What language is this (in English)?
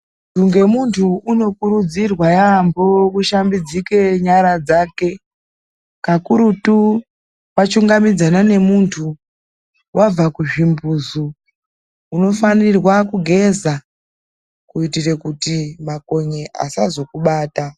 Ndau